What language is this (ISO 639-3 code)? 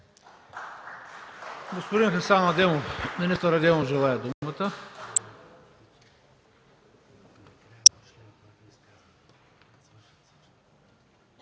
bul